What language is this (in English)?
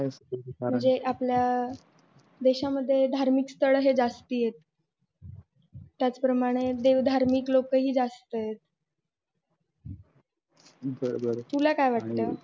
Marathi